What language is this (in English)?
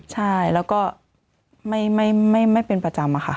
Thai